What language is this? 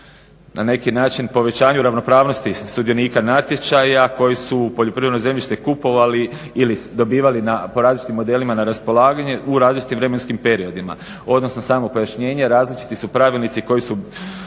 Croatian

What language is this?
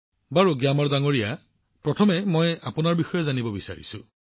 Assamese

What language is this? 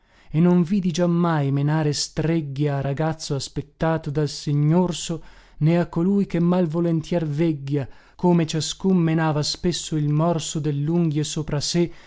Italian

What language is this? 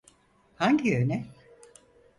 Turkish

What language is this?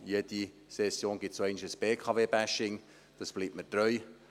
Swiss German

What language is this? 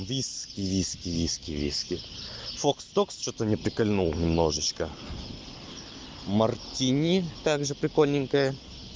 Russian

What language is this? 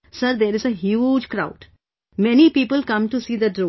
English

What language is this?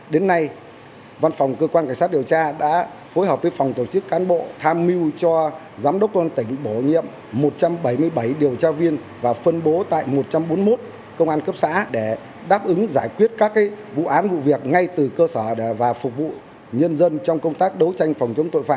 Vietnamese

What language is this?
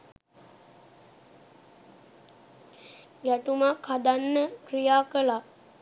Sinhala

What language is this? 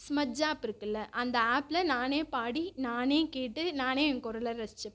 Tamil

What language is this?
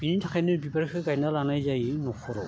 Bodo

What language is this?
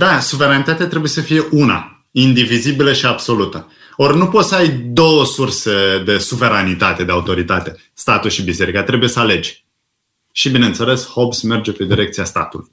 Romanian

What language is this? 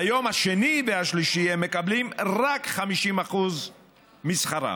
Hebrew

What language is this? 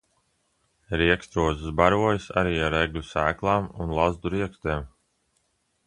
Latvian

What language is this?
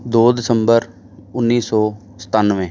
Punjabi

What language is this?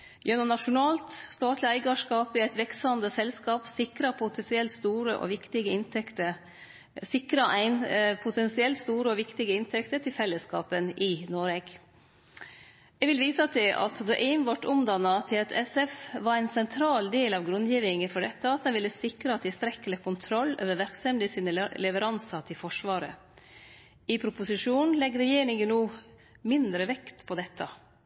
Norwegian Nynorsk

